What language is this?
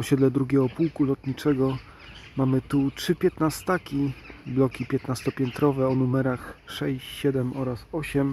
Polish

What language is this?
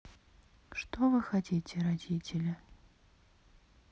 Russian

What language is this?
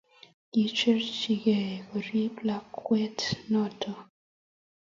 Kalenjin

